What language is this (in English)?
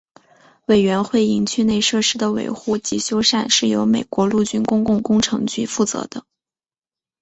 Chinese